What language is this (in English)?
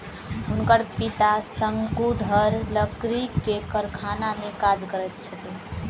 Maithili